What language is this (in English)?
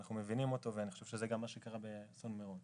Hebrew